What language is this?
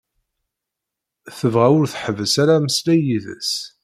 Kabyle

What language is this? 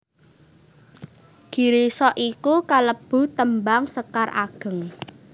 Javanese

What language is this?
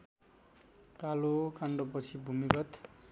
Nepali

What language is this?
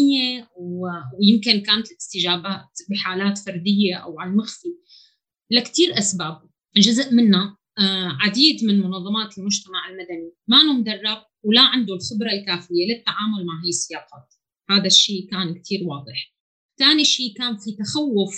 Arabic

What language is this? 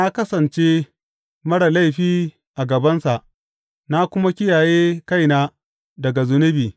Hausa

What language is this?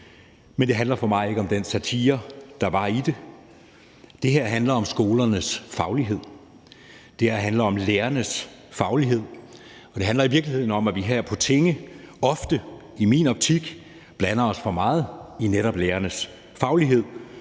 Danish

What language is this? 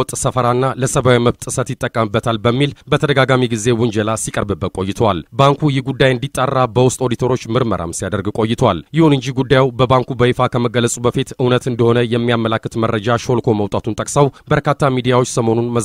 Arabic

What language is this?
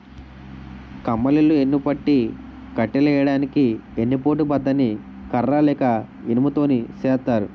Telugu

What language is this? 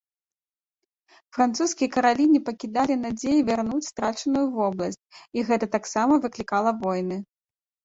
Belarusian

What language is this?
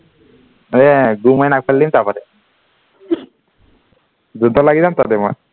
Assamese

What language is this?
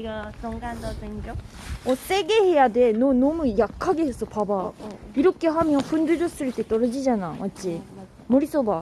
Korean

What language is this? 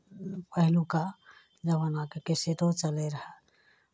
Maithili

